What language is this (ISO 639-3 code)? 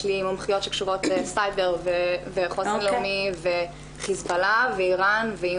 heb